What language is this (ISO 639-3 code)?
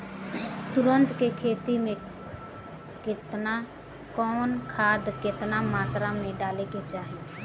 bho